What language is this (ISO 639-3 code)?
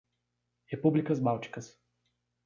por